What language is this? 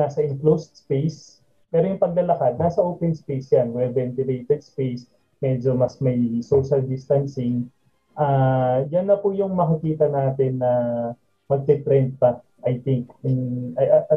Filipino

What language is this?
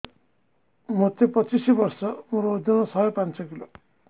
Odia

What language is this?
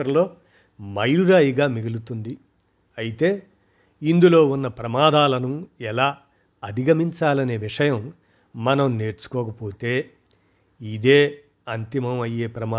Telugu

